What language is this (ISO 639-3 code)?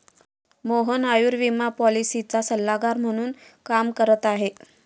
mar